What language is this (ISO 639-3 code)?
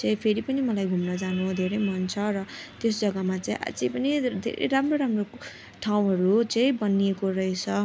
nep